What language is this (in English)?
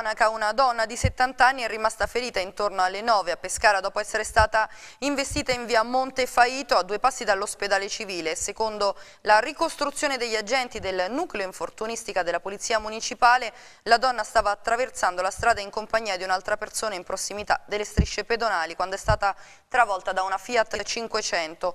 Italian